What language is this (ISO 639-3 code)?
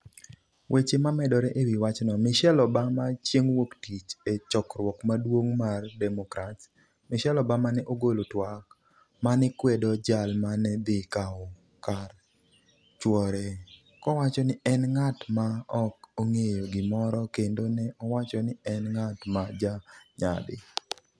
luo